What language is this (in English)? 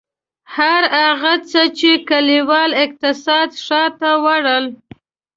Pashto